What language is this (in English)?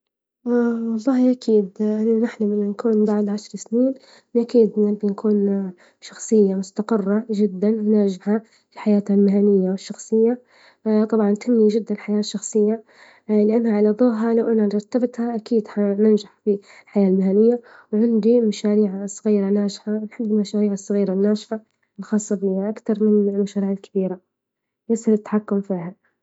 Libyan Arabic